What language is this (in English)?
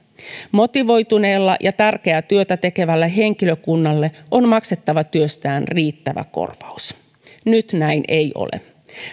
Finnish